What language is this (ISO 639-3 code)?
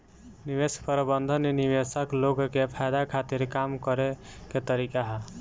bho